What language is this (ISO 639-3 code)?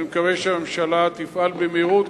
heb